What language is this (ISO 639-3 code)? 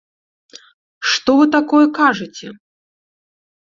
bel